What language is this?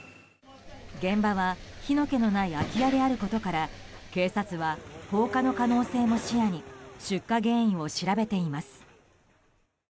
Japanese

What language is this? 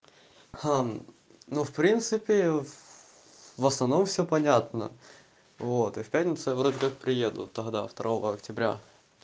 Russian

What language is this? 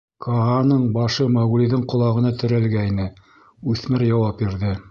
Bashkir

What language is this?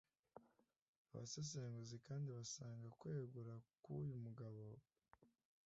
Kinyarwanda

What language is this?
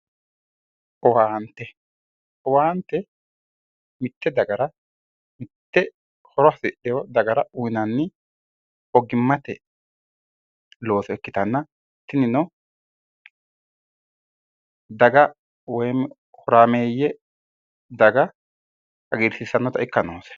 Sidamo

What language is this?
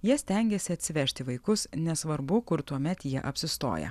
Lithuanian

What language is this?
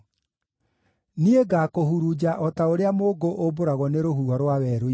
Kikuyu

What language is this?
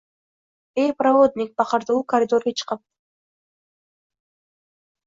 Uzbek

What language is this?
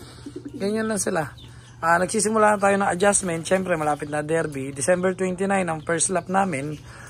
Filipino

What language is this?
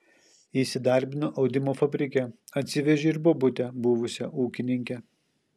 Lithuanian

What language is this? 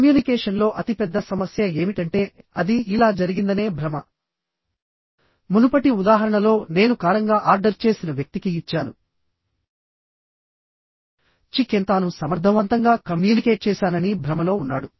Telugu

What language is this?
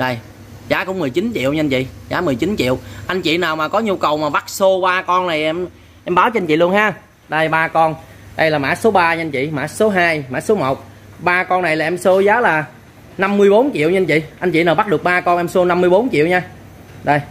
Vietnamese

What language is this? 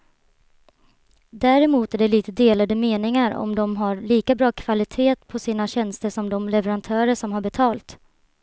Swedish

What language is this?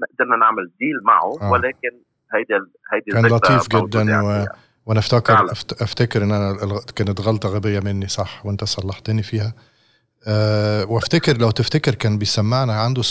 Arabic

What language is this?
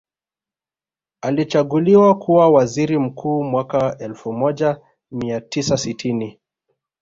Swahili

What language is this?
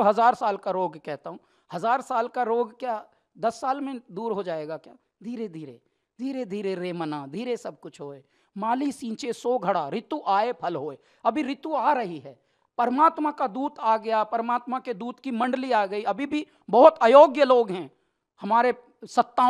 Hindi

